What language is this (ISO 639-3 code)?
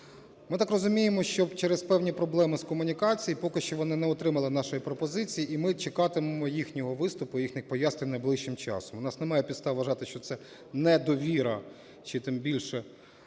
ukr